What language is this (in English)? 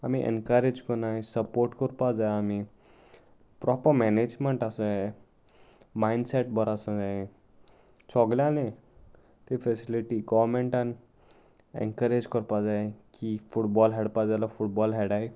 Konkani